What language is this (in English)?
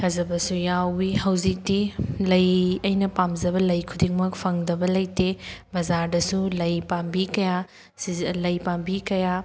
Manipuri